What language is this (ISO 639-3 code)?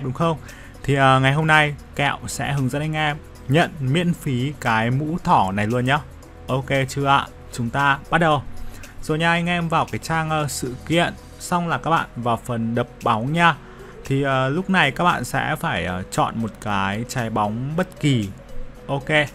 vie